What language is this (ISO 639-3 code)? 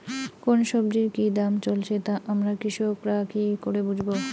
ben